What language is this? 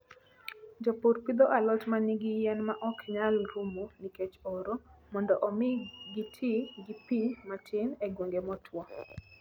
Luo (Kenya and Tanzania)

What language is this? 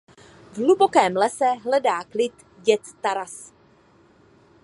Czech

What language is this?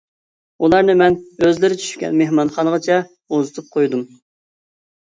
Uyghur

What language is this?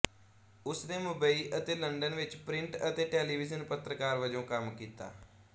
Punjabi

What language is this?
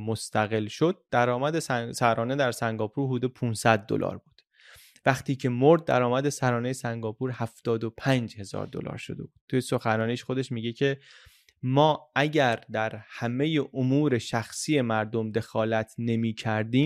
Persian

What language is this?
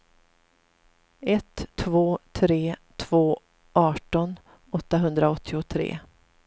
Swedish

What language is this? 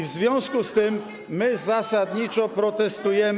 Polish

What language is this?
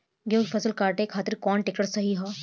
Bhojpuri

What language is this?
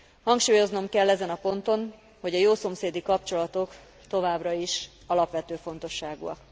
Hungarian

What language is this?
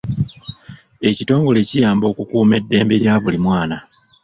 Ganda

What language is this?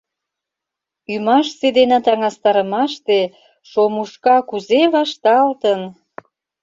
Mari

